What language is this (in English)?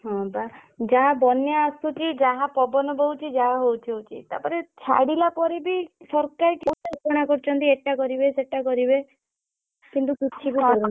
Odia